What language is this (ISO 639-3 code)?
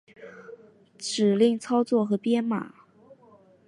zho